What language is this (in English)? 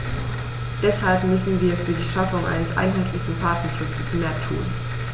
German